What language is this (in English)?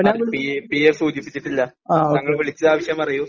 Malayalam